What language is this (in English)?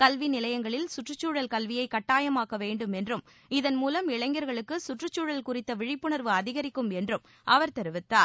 Tamil